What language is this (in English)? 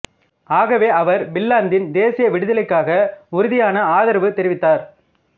Tamil